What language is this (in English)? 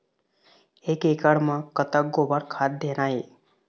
Chhattisgarhi